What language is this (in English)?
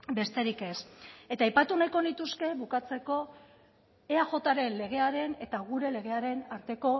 Basque